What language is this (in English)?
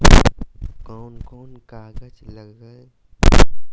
Magahi